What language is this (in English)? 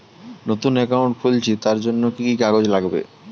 Bangla